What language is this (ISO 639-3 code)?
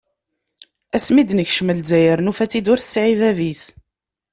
kab